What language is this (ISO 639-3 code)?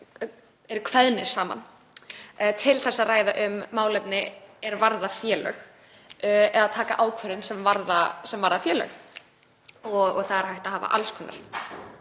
isl